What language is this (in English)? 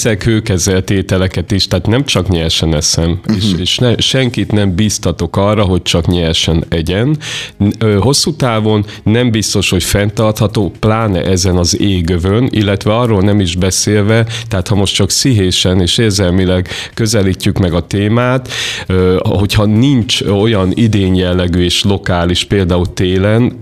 Hungarian